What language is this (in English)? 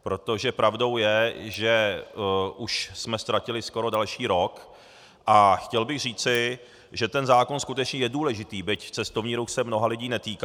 Czech